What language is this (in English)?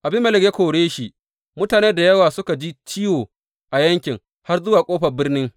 Hausa